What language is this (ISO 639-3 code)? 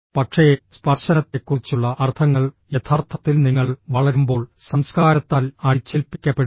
mal